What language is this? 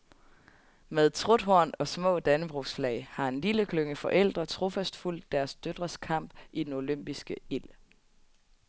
Danish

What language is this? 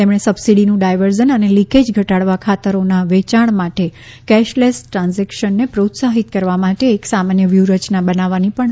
Gujarati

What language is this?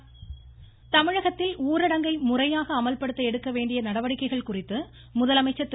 Tamil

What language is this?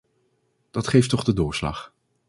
Dutch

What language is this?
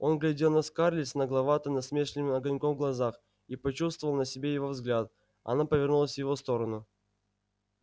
Russian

